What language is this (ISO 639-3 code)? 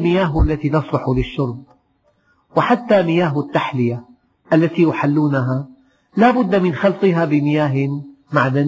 ara